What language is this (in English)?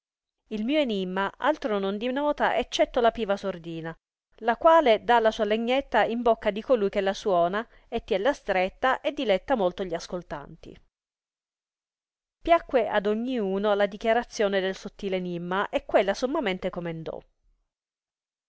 Italian